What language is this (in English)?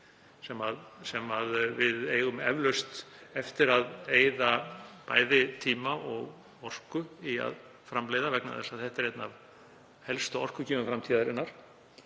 Icelandic